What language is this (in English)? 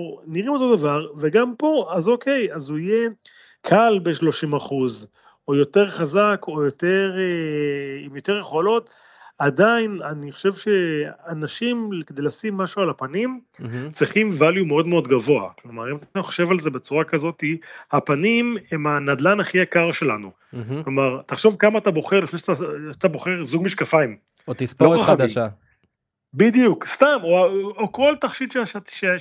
Hebrew